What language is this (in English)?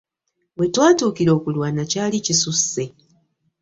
Ganda